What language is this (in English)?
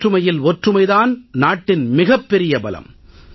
Tamil